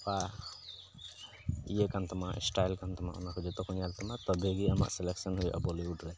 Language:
Santali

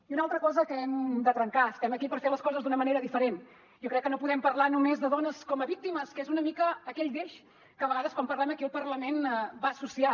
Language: Catalan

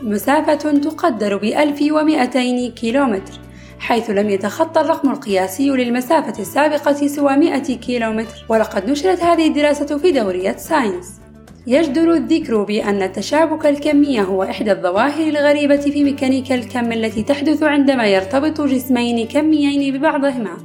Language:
Arabic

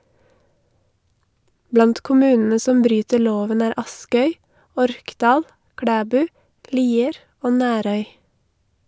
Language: Norwegian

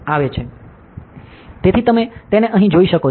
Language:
Gujarati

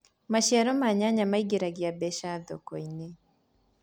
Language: Kikuyu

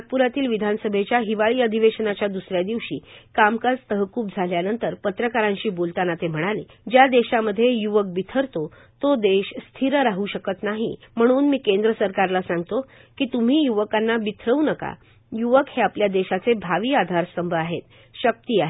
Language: Marathi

